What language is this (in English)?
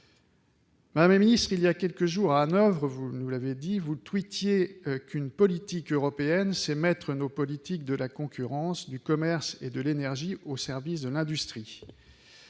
French